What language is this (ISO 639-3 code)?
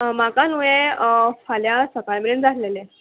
kok